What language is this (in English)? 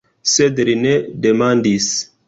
Esperanto